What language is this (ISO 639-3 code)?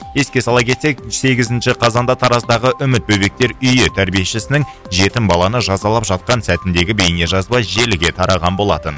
kaz